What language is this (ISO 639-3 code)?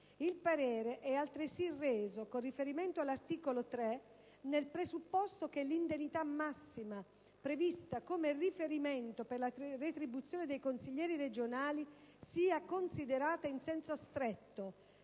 ita